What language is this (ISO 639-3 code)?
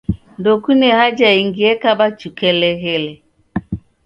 dav